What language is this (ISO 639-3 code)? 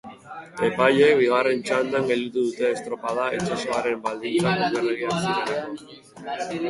eus